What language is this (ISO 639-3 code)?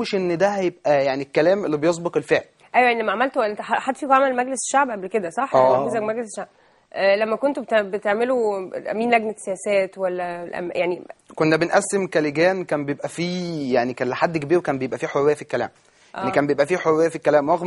ara